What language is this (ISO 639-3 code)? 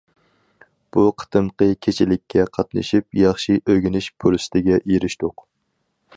uig